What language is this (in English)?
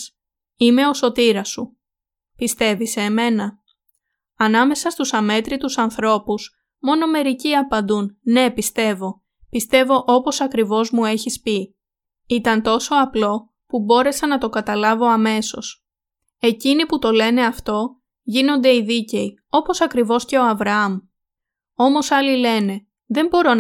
Greek